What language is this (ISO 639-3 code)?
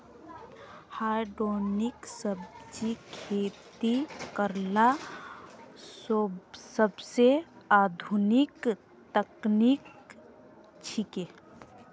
mag